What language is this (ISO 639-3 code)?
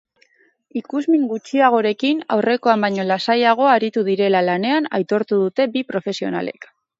eus